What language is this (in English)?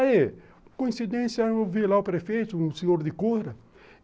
Portuguese